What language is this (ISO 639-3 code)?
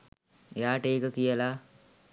sin